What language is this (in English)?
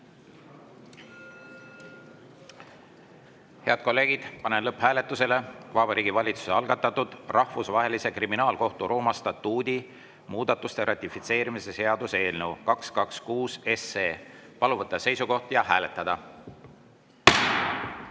Estonian